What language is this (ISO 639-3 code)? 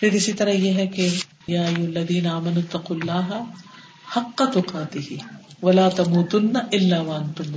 urd